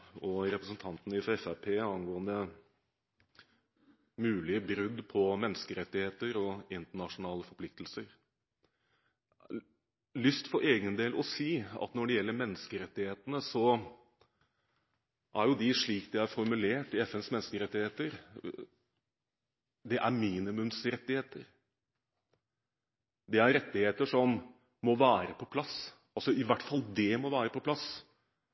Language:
Norwegian Bokmål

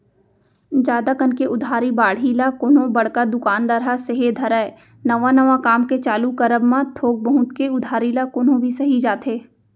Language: Chhattisgarhi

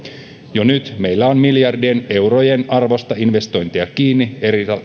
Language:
Finnish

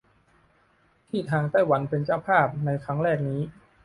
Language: Thai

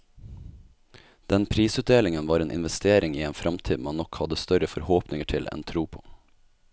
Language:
Norwegian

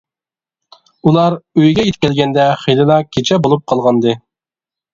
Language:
Uyghur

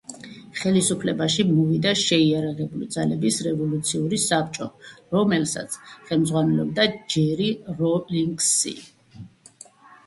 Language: Georgian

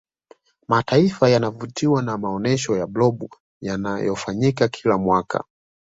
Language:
Swahili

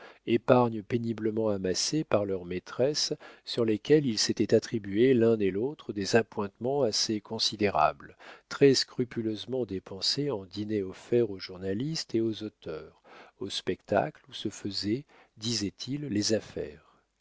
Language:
French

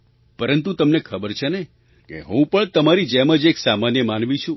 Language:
Gujarati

